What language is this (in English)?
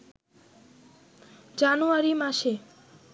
Bangla